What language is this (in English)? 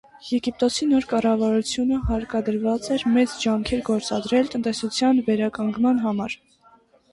Armenian